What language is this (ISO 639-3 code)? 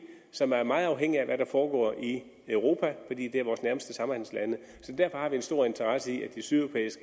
dan